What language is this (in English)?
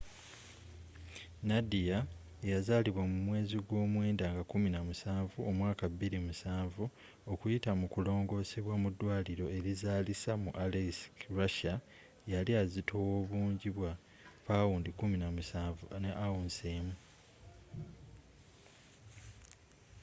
Ganda